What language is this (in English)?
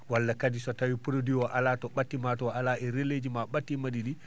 Fula